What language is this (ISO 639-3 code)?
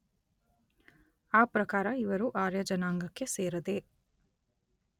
kan